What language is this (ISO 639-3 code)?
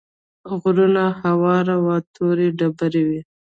pus